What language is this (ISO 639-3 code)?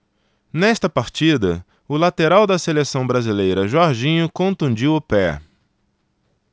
por